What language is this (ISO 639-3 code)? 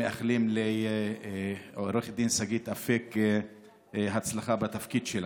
heb